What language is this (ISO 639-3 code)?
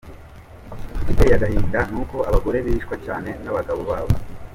kin